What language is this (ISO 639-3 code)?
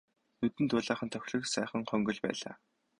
mon